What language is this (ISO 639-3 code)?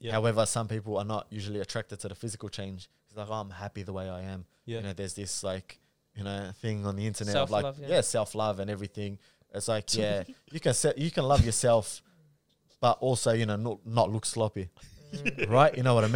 eng